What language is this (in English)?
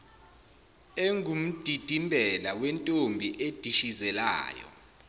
Zulu